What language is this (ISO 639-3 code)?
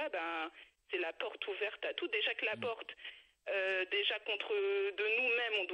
fra